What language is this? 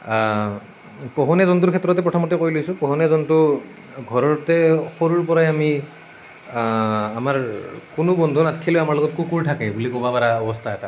Assamese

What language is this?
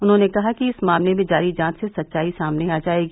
Hindi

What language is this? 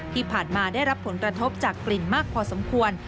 Thai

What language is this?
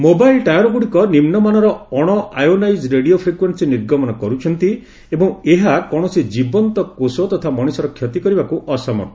Odia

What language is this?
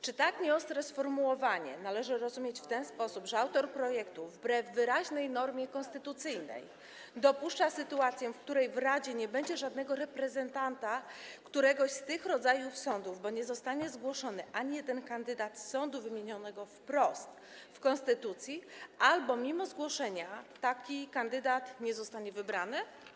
Polish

